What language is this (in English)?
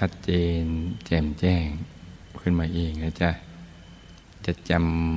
Thai